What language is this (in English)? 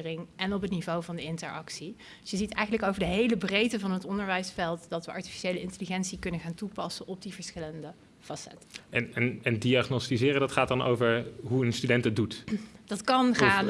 Dutch